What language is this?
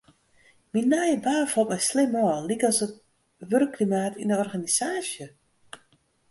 Western Frisian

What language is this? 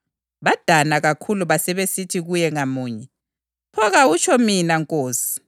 North Ndebele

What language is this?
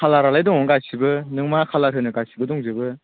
Bodo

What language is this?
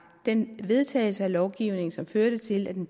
Danish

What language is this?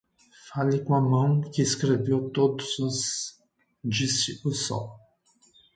Portuguese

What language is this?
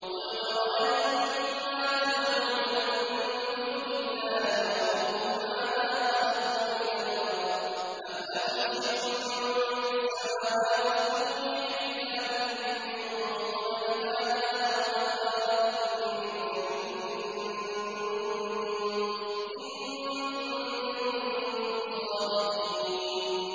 Arabic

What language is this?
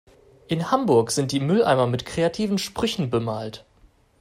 German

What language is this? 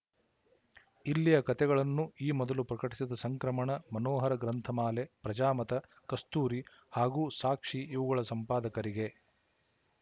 Kannada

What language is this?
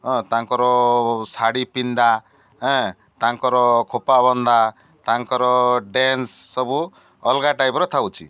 Odia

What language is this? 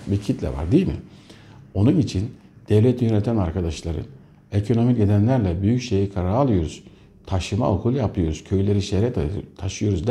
Turkish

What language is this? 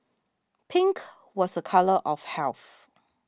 English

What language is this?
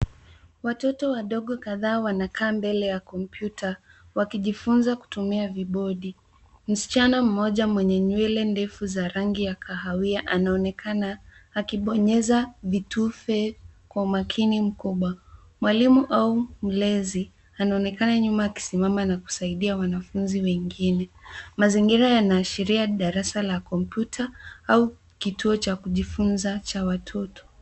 Swahili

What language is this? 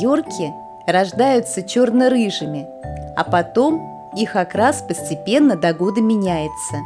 Russian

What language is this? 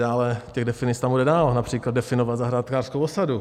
Czech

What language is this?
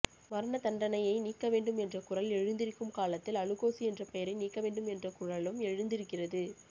Tamil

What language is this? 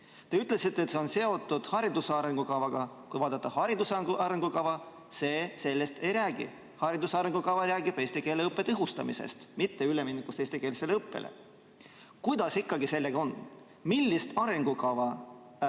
Estonian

